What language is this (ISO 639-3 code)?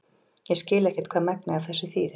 isl